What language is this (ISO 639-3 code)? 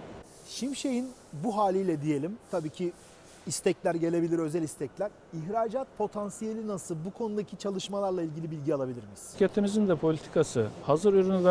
tur